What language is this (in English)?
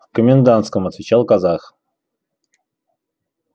Russian